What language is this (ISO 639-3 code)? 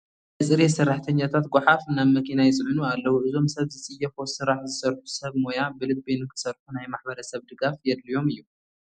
tir